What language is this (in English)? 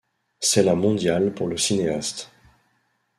French